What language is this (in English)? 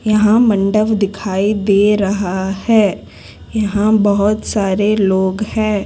Hindi